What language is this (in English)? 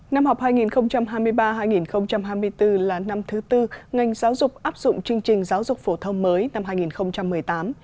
Vietnamese